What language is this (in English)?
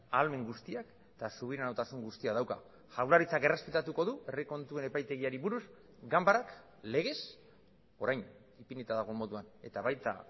Basque